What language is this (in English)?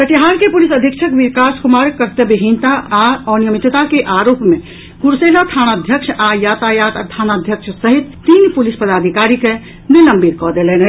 Maithili